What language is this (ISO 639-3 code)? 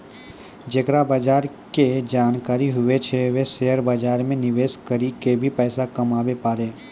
mai